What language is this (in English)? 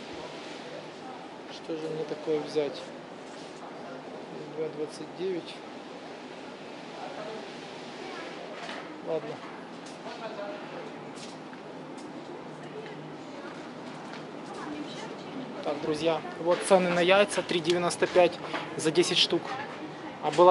Russian